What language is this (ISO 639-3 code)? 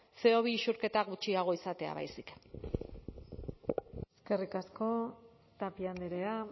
eus